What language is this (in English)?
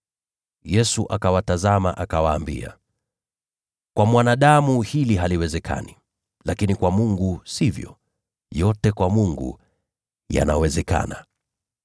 Swahili